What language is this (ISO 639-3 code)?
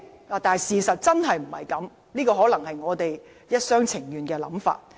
yue